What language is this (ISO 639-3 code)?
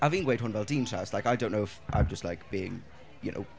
cym